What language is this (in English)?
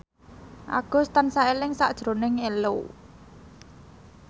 Javanese